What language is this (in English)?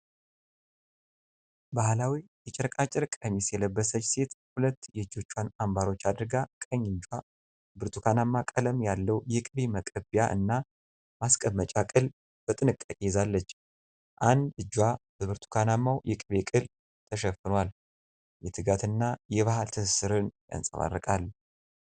Amharic